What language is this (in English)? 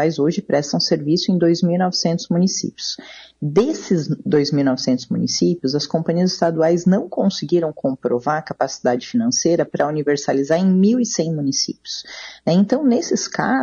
Portuguese